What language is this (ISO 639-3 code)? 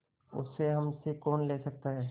hin